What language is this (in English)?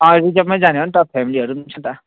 Nepali